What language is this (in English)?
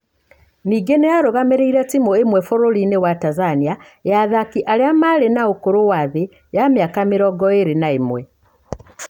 Kikuyu